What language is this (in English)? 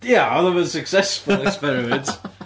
Welsh